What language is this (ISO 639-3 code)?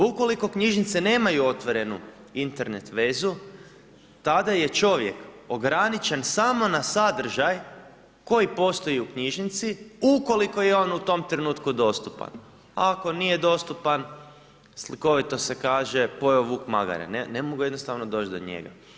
hrv